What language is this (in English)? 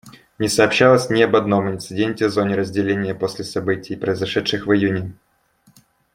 Russian